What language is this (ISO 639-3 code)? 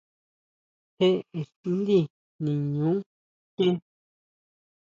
mau